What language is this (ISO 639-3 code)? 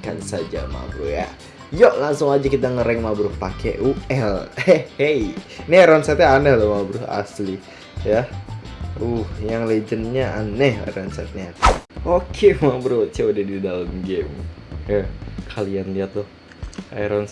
ind